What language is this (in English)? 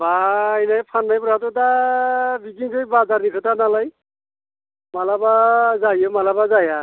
Bodo